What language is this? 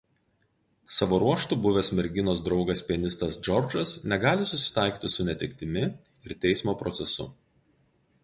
Lithuanian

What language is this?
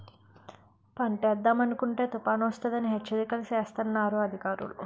Telugu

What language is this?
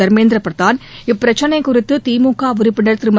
Tamil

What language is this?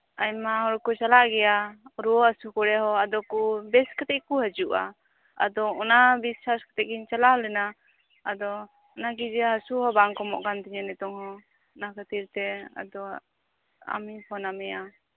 Santali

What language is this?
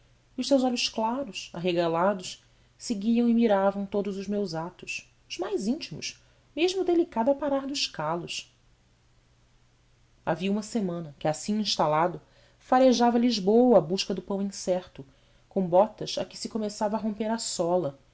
Portuguese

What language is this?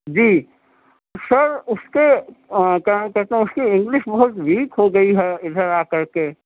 Urdu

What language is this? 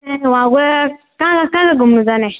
Nepali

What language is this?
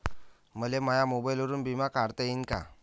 Marathi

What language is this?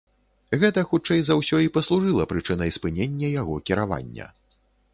Belarusian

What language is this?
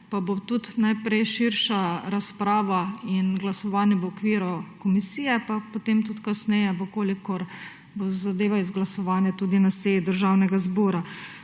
Slovenian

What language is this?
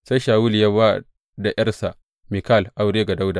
Hausa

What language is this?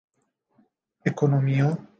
Esperanto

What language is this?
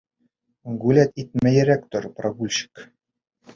Bashkir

